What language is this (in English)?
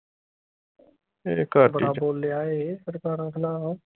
Punjabi